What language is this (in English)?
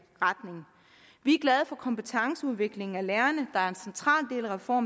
Danish